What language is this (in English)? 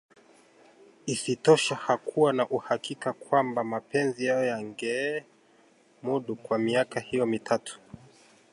Swahili